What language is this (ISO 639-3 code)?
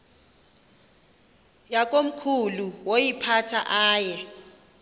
xho